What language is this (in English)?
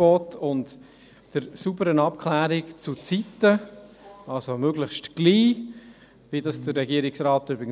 Swiss German